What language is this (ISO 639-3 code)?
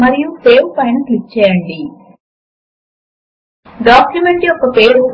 tel